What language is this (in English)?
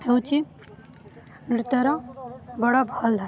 Odia